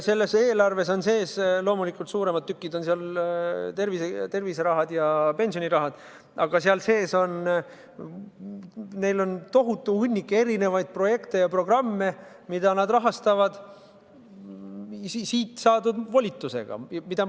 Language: Estonian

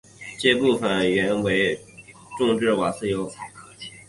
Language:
Chinese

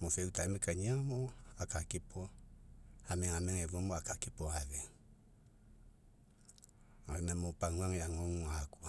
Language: Mekeo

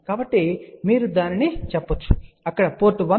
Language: Telugu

